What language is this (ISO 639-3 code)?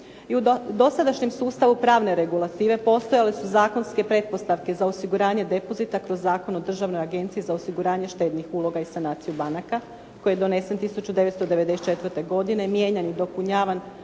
hrv